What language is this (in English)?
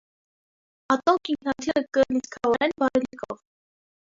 Armenian